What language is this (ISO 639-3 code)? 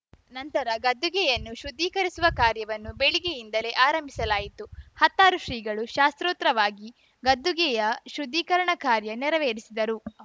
kan